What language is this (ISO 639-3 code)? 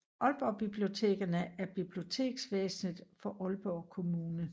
dan